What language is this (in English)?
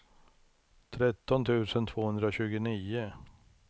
Swedish